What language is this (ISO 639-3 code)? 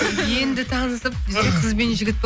kaz